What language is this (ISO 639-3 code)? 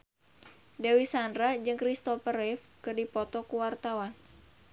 sun